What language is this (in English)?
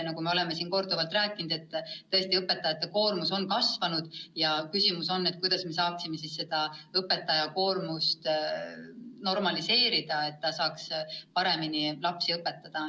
Estonian